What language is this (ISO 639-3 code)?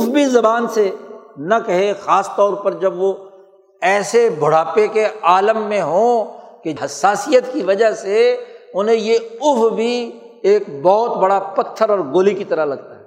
urd